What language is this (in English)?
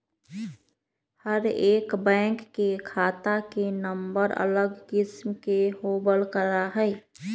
Magahi